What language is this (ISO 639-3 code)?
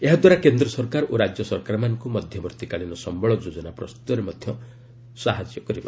ori